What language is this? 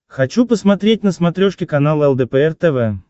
Russian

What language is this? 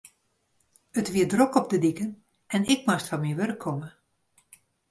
Western Frisian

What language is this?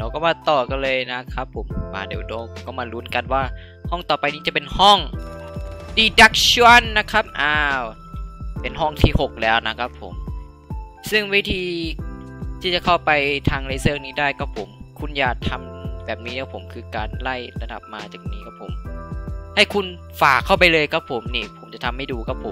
Thai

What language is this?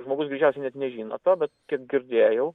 Lithuanian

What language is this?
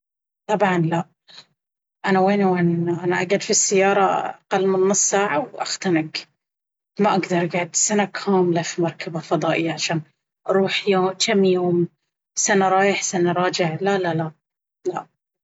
Baharna Arabic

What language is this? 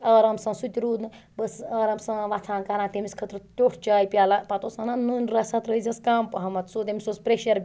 Kashmiri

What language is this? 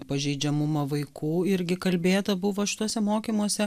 Lithuanian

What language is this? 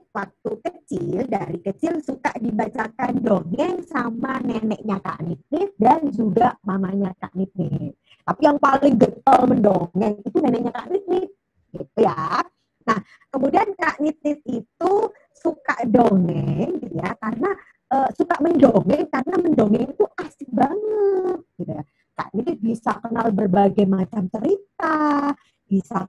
Indonesian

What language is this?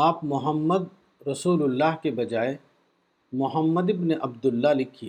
Urdu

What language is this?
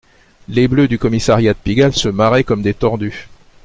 French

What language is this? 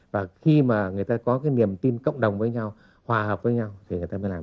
Vietnamese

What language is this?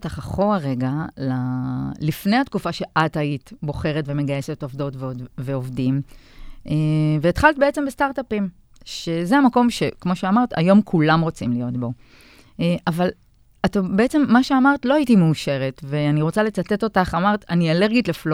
Hebrew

